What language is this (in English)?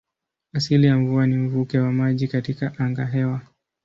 Swahili